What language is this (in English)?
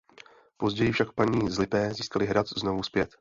Czech